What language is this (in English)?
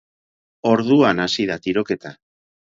Basque